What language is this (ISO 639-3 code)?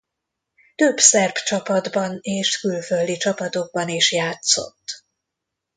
hun